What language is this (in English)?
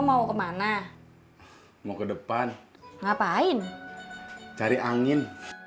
Indonesian